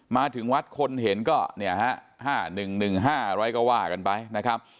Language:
Thai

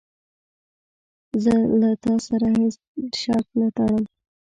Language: Pashto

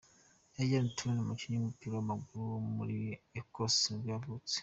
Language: Kinyarwanda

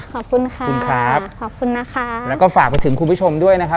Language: Thai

